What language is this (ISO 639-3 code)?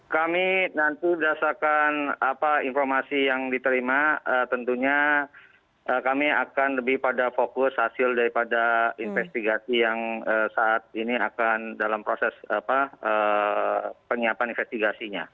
ind